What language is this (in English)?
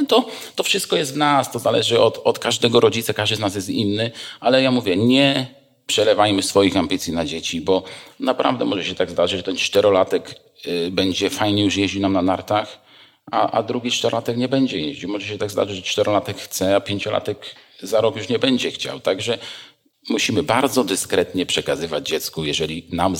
Polish